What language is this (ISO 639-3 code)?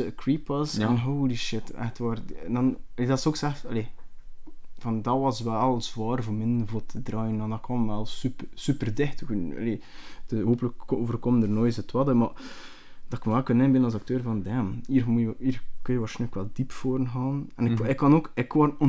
nld